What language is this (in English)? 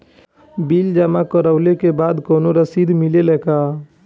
Bhojpuri